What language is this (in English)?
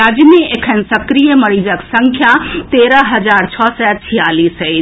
Maithili